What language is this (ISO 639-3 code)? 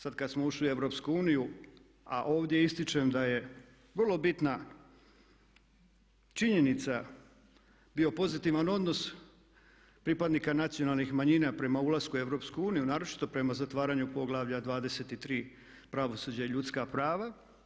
hrv